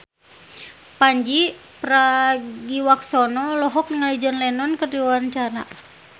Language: Sundanese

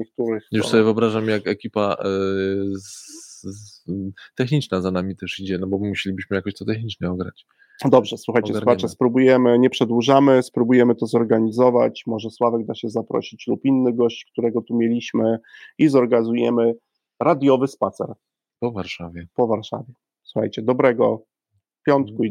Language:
Polish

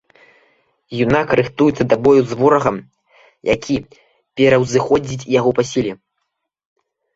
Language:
Belarusian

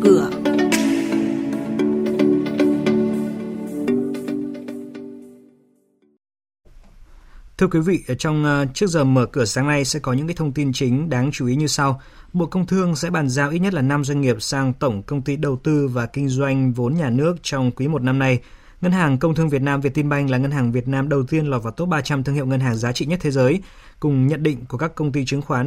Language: Vietnamese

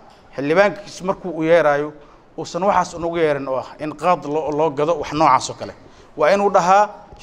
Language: Arabic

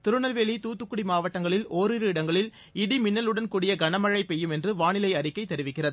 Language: Tamil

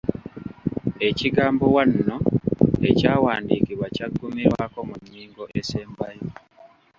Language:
Ganda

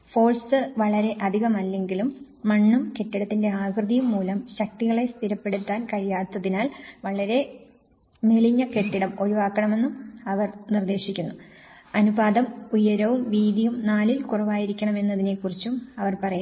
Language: Malayalam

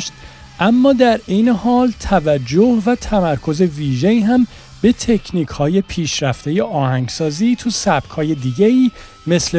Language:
Persian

